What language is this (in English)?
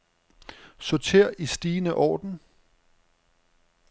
Danish